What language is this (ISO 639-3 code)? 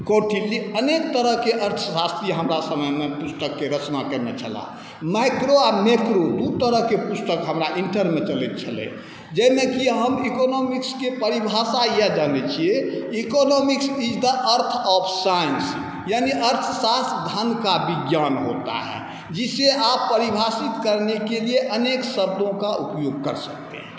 mai